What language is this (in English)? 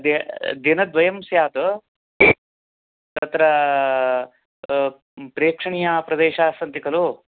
Sanskrit